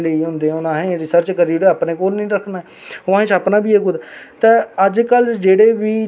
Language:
Dogri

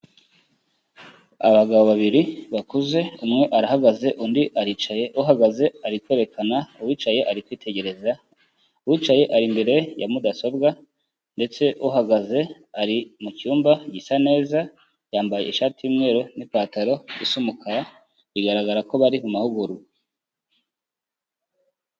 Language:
Kinyarwanda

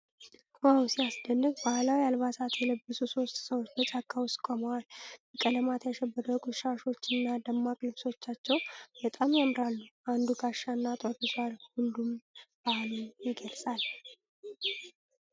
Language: Amharic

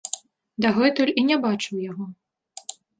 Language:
Belarusian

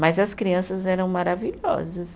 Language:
Portuguese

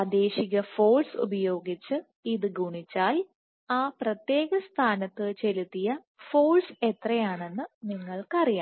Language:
Malayalam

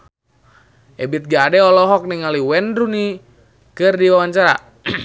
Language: Sundanese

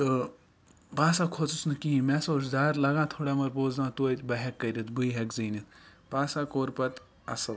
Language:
Kashmiri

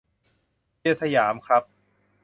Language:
Thai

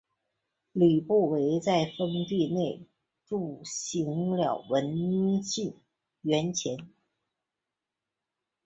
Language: Chinese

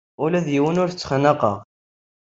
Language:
Kabyle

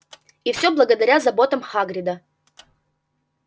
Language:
Russian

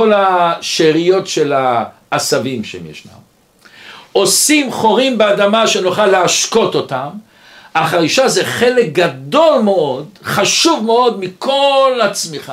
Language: Hebrew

